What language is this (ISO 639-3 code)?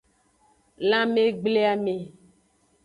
ajg